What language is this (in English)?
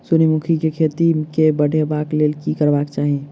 Maithili